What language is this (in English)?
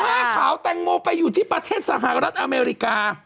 Thai